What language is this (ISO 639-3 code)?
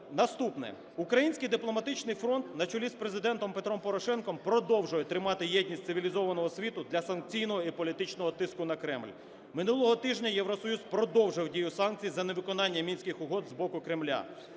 ukr